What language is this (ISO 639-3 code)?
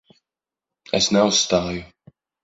lav